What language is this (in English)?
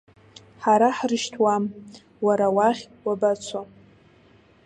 Abkhazian